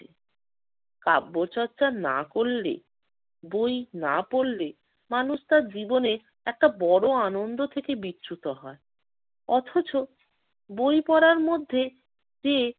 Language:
Bangla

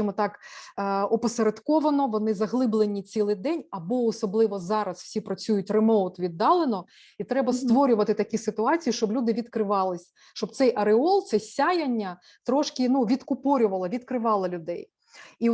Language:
Ukrainian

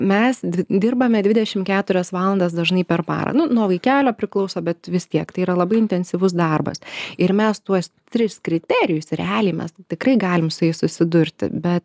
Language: Lithuanian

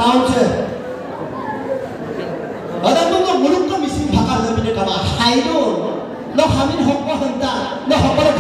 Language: Turkish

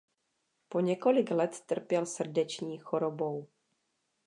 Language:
Czech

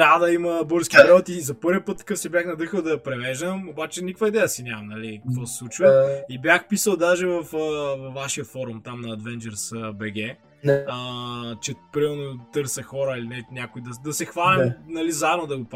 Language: Bulgarian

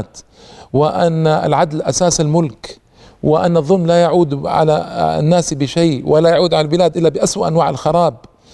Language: Arabic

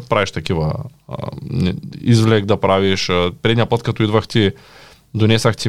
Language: Bulgarian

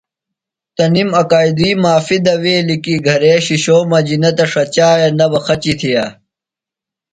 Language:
Phalura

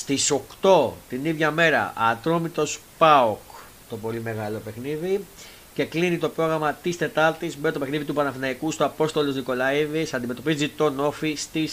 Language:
Greek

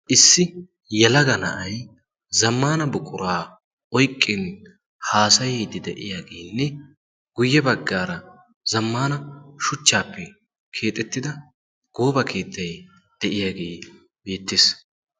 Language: Wolaytta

